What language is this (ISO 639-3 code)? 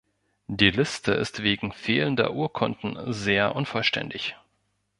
deu